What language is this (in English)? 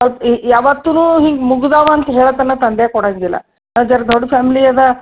Kannada